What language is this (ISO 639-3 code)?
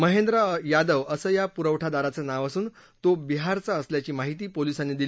mar